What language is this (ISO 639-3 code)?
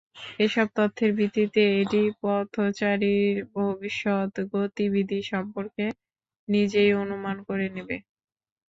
ben